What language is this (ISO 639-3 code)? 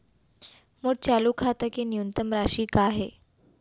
hne